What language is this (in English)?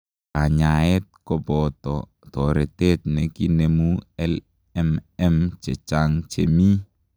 Kalenjin